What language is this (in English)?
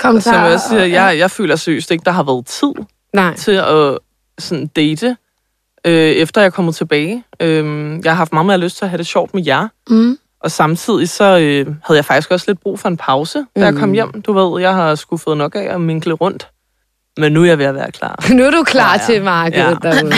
Danish